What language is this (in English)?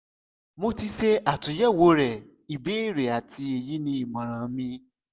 Yoruba